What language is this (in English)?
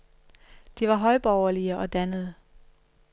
Danish